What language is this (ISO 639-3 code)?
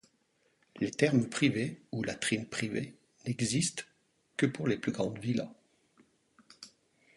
fra